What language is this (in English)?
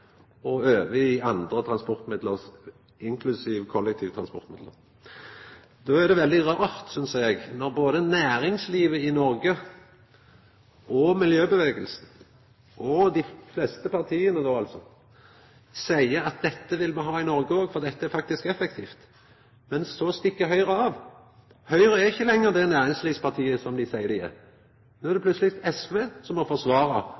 Norwegian Nynorsk